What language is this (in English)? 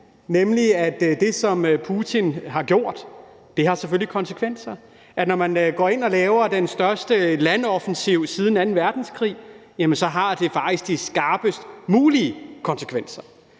Danish